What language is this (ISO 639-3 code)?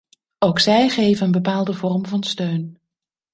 nld